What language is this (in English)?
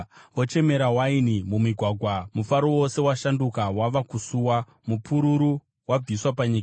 Shona